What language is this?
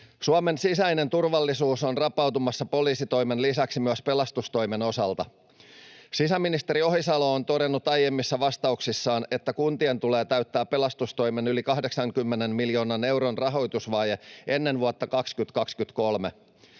Finnish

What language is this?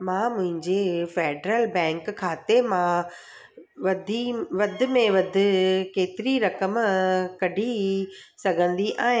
Sindhi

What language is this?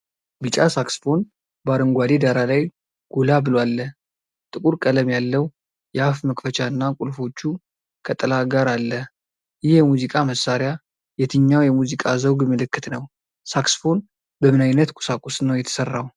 Amharic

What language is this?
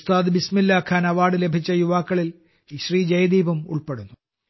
Malayalam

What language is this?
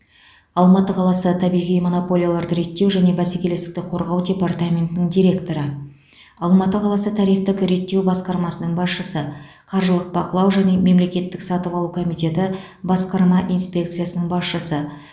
Kazakh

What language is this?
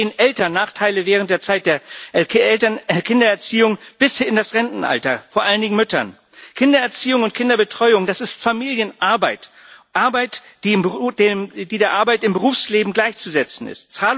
German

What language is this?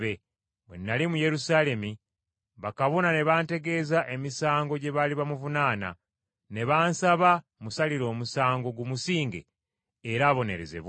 Ganda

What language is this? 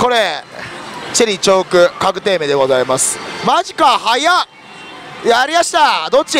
Japanese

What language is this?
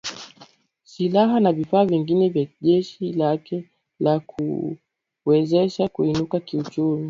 Swahili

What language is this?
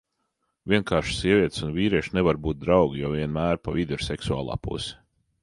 Latvian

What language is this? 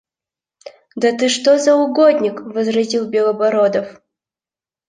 Russian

